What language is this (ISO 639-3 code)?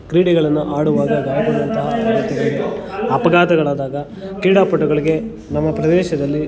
kan